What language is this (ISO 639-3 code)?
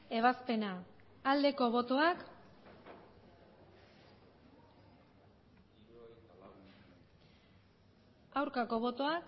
eus